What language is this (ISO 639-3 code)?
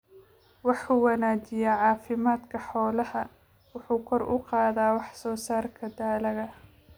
som